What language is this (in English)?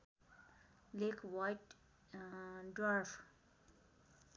Nepali